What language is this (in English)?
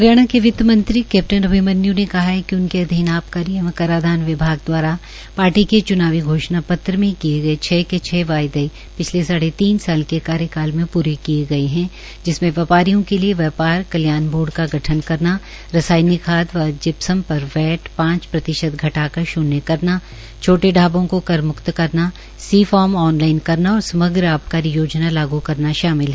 Hindi